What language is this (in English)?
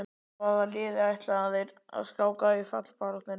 Icelandic